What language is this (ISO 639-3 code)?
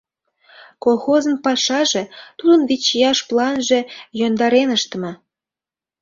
chm